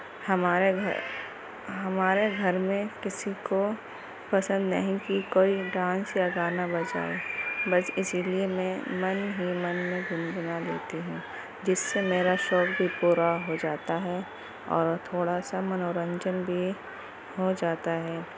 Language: Urdu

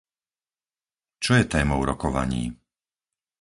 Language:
Slovak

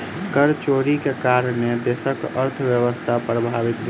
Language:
Maithili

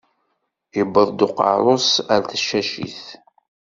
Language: Kabyle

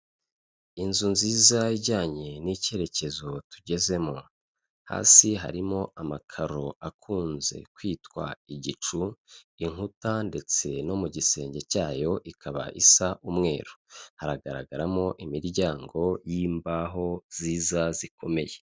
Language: Kinyarwanda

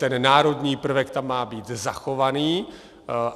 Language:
Czech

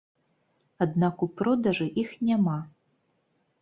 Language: Belarusian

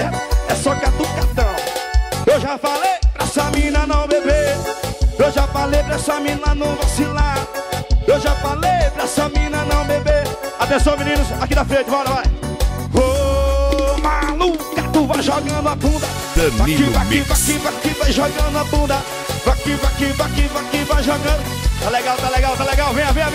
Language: Portuguese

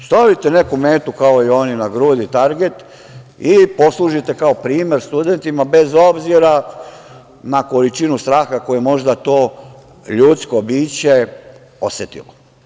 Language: Serbian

